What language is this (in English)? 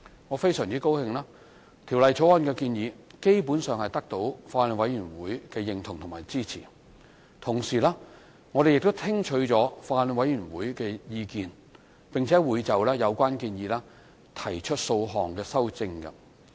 Cantonese